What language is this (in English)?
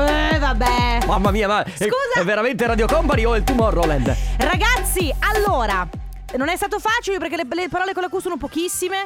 Italian